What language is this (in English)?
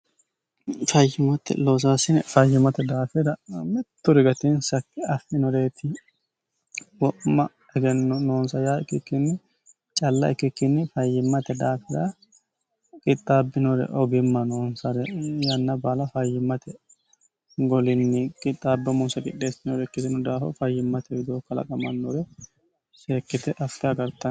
Sidamo